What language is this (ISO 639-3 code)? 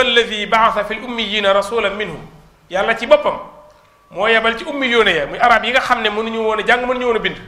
ind